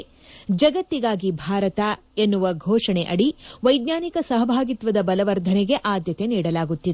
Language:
Kannada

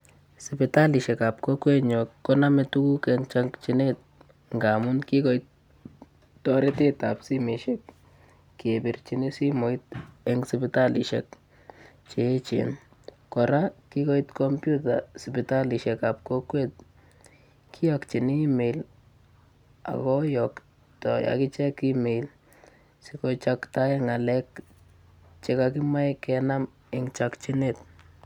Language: Kalenjin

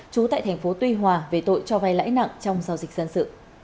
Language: Vietnamese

